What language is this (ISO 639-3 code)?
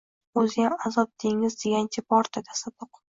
uzb